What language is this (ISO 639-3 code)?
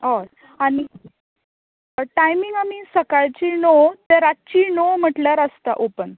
kok